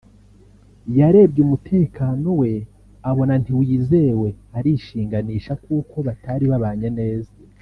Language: Kinyarwanda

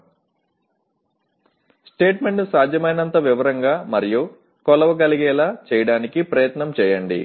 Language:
Telugu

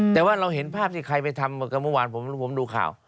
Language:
Thai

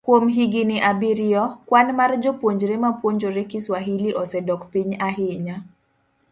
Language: Luo (Kenya and Tanzania)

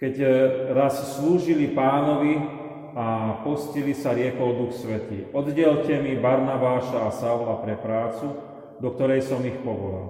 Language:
Slovak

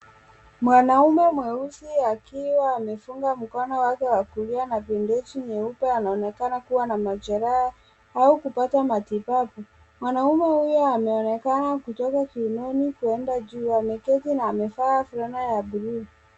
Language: Swahili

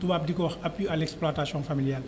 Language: Wolof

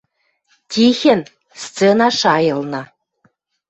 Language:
Western Mari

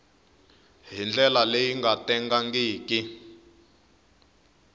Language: Tsonga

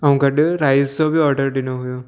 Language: Sindhi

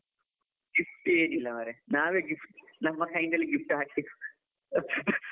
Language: Kannada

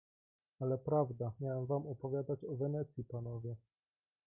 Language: Polish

